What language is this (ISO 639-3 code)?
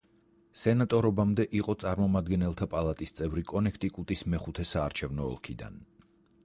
kat